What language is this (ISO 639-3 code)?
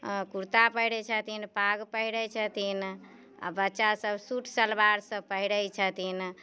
mai